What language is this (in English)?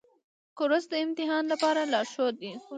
Pashto